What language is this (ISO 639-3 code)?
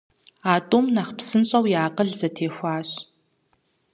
kbd